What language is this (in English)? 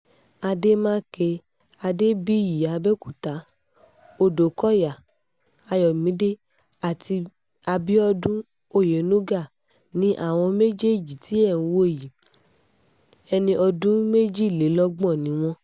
Yoruba